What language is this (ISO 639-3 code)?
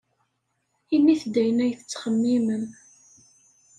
kab